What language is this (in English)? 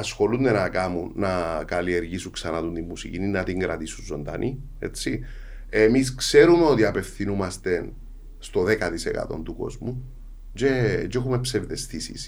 Greek